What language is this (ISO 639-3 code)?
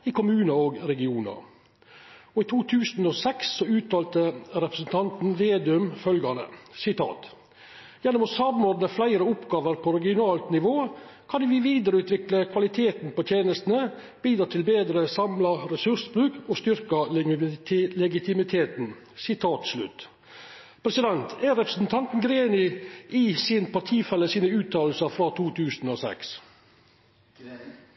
nno